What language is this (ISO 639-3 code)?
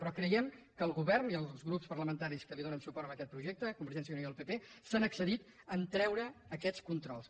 cat